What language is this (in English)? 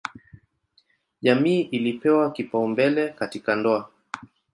Swahili